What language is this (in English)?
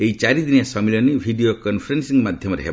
Odia